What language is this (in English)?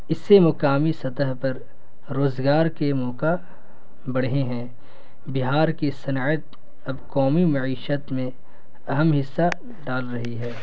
Urdu